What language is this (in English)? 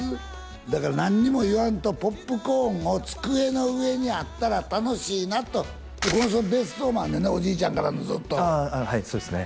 Japanese